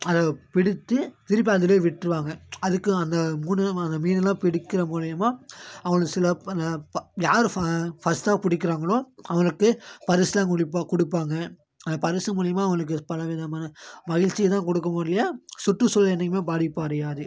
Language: Tamil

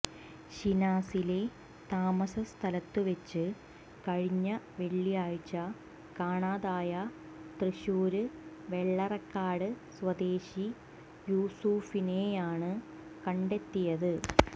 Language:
Malayalam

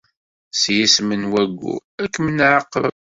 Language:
Kabyle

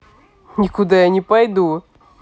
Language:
Russian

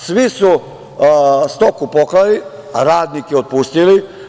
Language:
Serbian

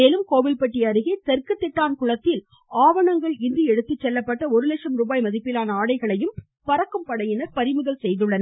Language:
Tamil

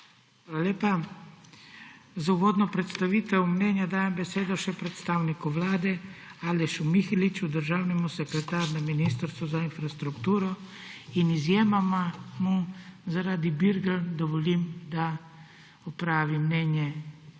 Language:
Slovenian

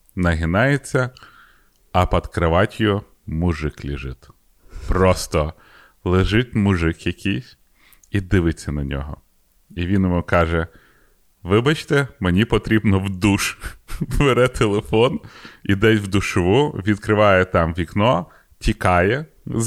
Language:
Ukrainian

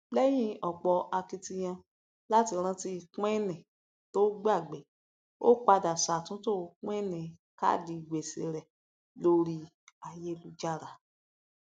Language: Yoruba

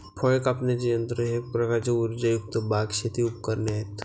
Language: Marathi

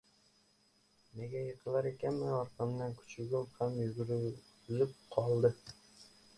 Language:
Uzbek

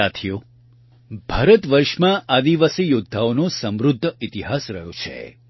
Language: Gujarati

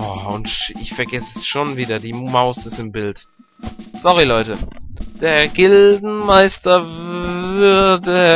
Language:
German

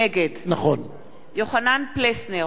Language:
Hebrew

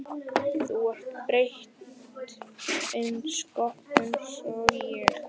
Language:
Icelandic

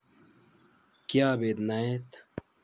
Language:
Kalenjin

